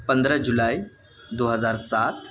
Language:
Urdu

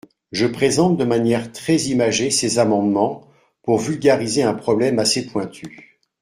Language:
French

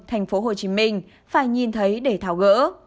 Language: Vietnamese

